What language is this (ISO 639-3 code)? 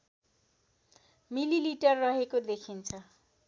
nep